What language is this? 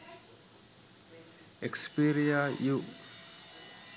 Sinhala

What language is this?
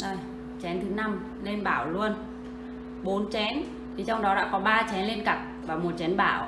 Vietnamese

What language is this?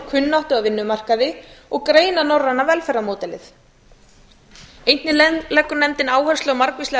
Icelandic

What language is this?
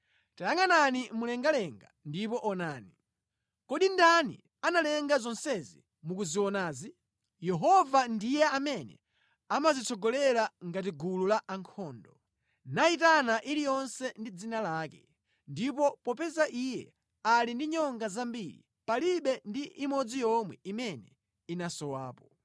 Nyanja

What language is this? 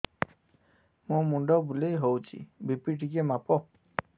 Odia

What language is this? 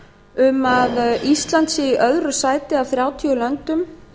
Icelandic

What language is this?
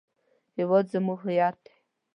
Pashto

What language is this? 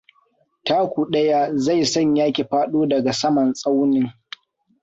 Hausa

